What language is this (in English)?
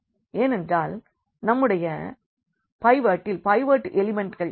Tamil